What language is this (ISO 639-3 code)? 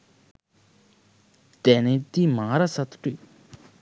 sin